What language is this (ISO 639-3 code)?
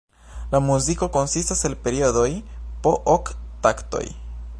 epo